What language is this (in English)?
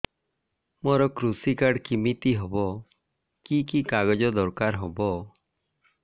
Odia